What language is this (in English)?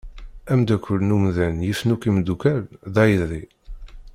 Kabyle